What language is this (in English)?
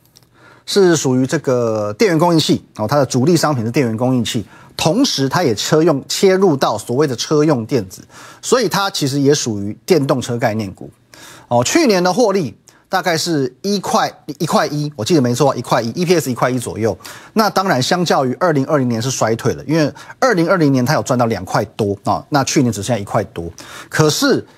Chinese